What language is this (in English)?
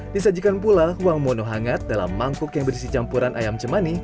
Indonesian